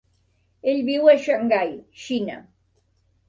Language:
Catalan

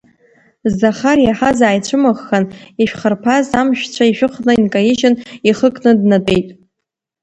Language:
Abkhazian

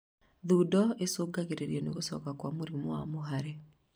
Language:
Kikuyu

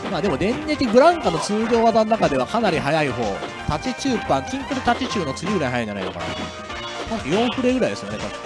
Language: Japanese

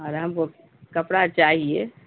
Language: Urdu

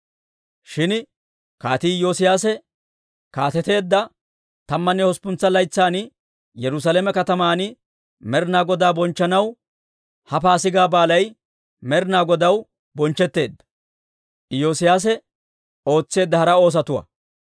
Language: Dawro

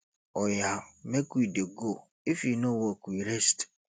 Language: Nigerian Pidgin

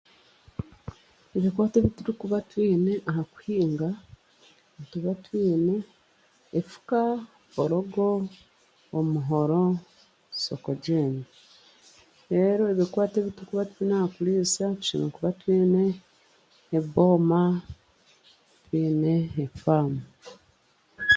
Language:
Chiga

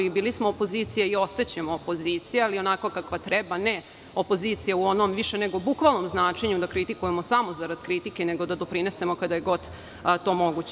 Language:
Serbian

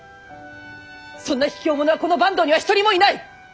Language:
Japanese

